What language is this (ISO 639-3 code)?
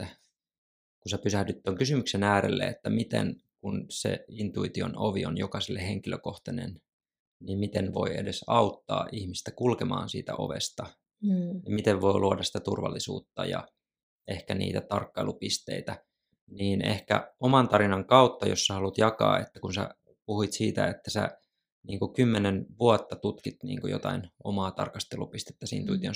fin